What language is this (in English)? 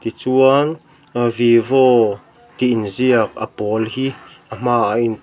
Mizo